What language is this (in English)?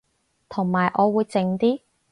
Cantonese